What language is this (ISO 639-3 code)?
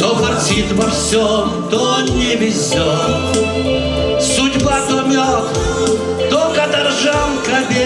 rus